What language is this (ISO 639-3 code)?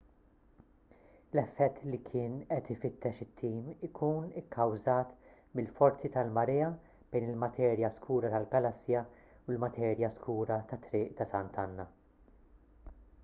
mlt